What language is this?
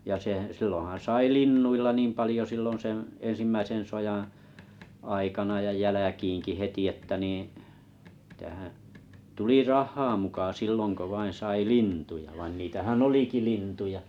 Finnish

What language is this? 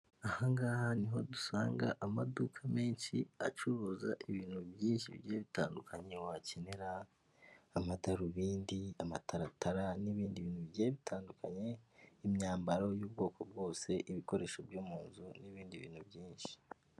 Kinyarwanda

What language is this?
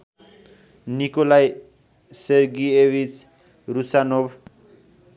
Nepali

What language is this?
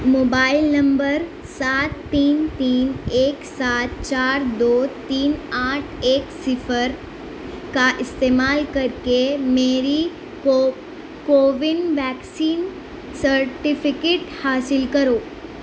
Urdu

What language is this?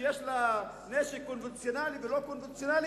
Hebrew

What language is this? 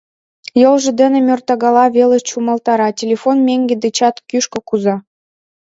Mari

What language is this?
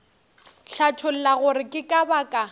Northern Sotho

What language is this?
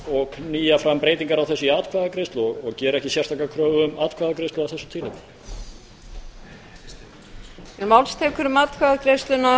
Icelandic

